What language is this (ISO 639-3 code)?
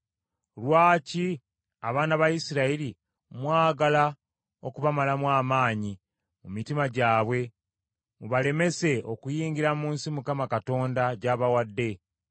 lug